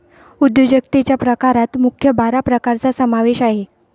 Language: Marathi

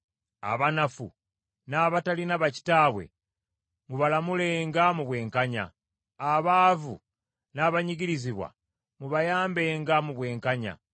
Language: Ganda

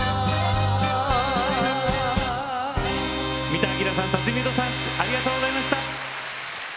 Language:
Japanese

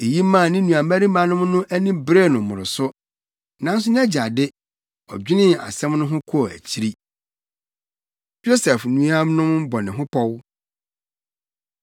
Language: Akan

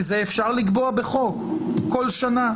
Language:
Hebrew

